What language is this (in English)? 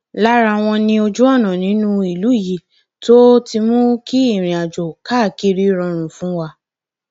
Yoruba